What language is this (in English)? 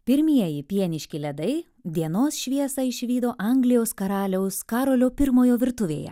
Lithuanian